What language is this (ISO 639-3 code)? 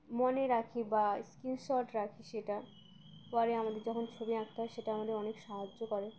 ben